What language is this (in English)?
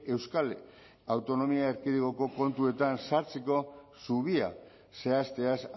Basque